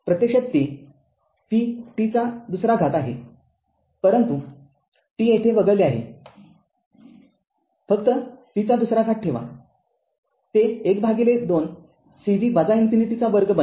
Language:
Marathi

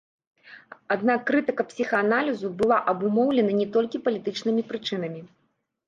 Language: Belarusian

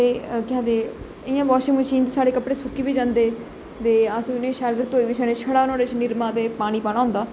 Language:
Dogri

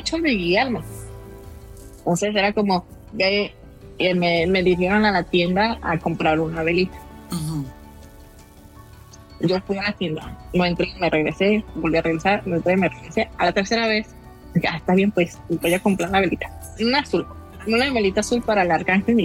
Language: Spanish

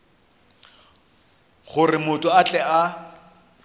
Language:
Northern Sotho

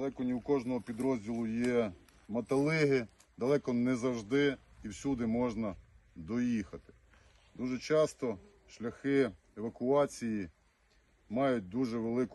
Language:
Ukrainian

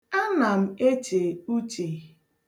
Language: Igbo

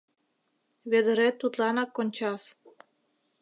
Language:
Mari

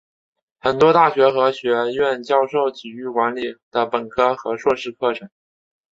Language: Chinese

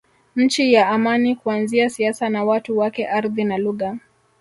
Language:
Swahili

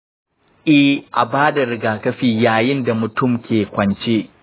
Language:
Hausa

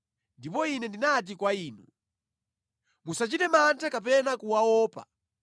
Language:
Nyanja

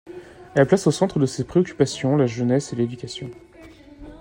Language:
French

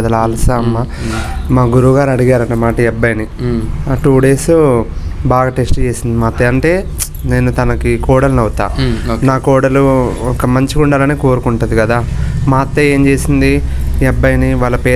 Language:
Telugu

